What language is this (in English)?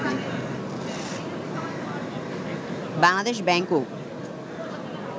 Bangla